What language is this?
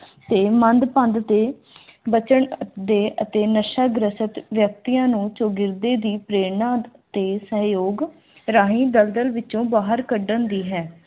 Punjabi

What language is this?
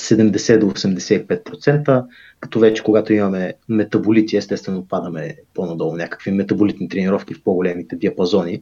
Bulgarian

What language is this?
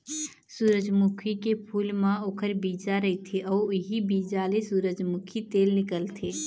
Chhattisgarhi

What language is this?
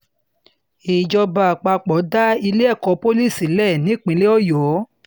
Yoruba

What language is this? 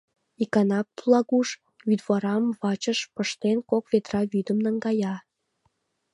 Mari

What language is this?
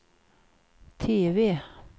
Swedish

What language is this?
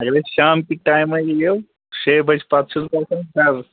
Kashmiri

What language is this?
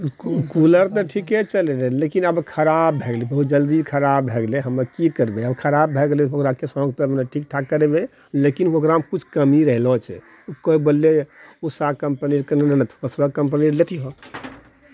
Maithili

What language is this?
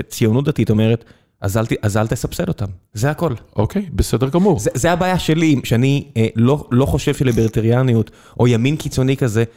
Hebrew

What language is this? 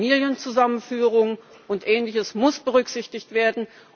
German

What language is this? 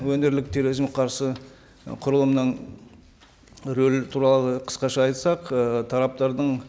Kazakh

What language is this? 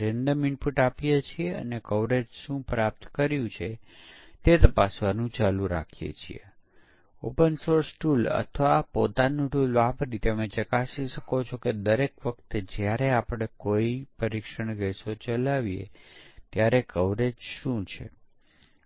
Gujarati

